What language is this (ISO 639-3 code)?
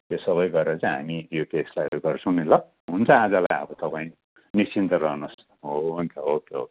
nep